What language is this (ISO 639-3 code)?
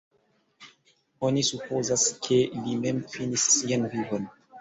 epo